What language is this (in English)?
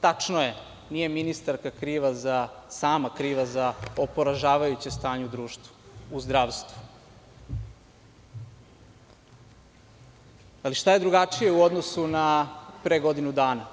Serbian